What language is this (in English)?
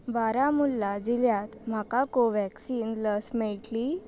Konkani